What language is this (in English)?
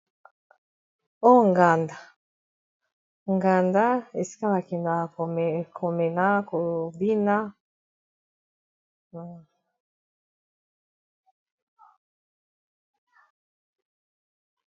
Lingala